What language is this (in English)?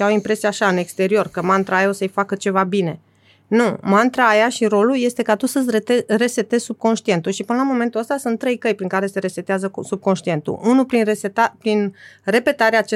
Romanian